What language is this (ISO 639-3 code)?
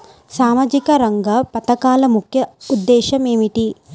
tel